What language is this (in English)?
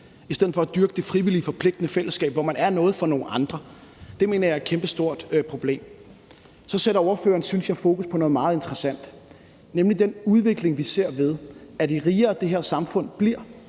Danish